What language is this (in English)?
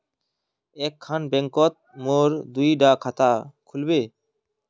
Magahi